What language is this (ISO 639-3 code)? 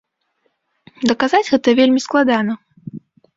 bel